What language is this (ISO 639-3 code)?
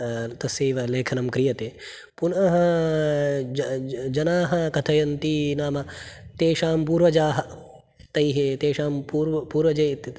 san